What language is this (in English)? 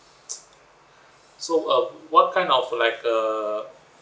English